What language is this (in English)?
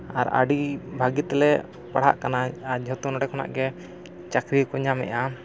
Santali